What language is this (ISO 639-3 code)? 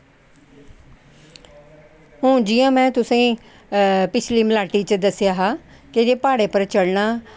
doi